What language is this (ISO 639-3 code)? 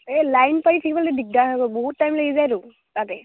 asm